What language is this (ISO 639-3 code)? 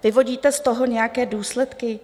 ces